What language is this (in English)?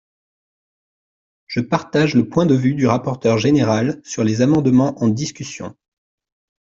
French